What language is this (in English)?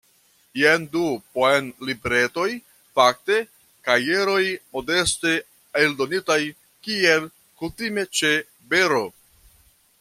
Esperanto